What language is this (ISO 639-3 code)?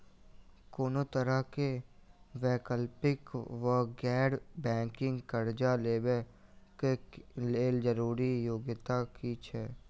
mai